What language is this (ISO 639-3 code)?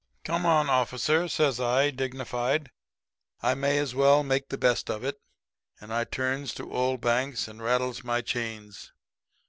eng